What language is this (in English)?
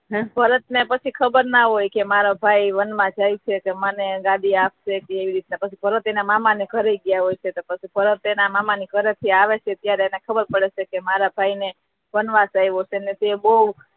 Gujarati